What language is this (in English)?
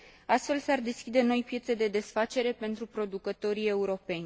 Romanian